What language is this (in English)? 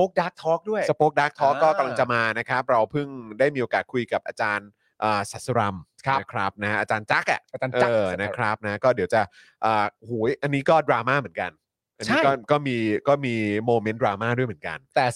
Thai